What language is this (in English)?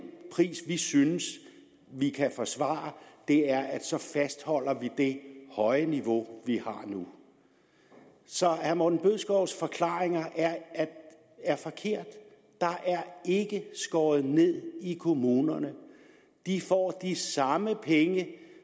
Danish